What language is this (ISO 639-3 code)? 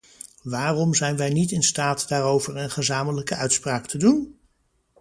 nld